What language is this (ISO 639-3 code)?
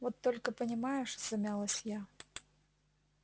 rus